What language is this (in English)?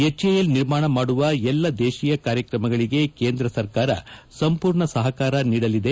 Kannada